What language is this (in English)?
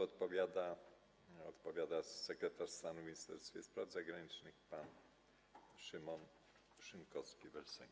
Polish